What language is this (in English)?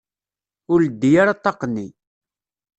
Kabyle